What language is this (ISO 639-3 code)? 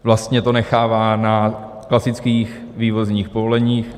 ces